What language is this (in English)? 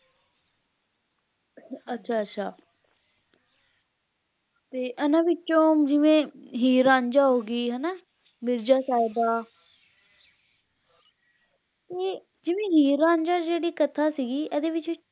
Punjabi